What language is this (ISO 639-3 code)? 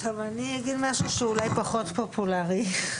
heb